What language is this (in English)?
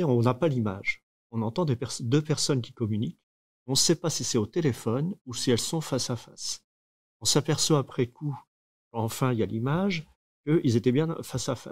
French